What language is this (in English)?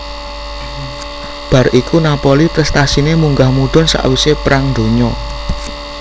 Javanese